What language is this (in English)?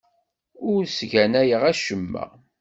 Kabyle